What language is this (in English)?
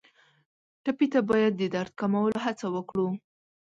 Pashto